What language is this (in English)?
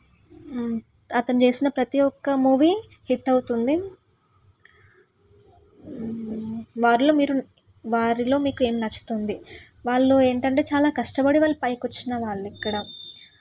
Telugu